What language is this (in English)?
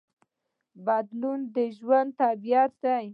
Pashto